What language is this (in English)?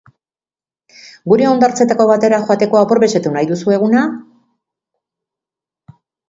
Basque